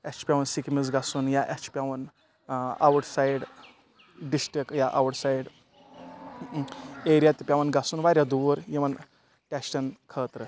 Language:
Kashmiri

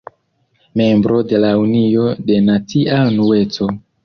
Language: Esperanto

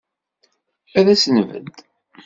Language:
Kabyle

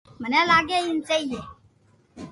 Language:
Loarki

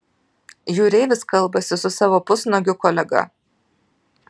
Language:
Lithuanian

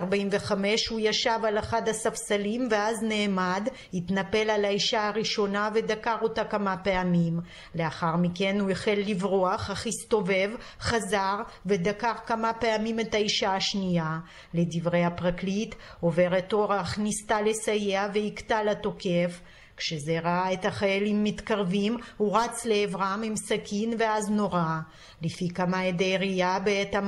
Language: Hebrew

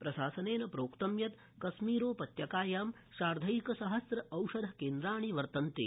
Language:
Sanskrit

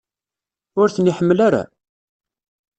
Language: Kabyle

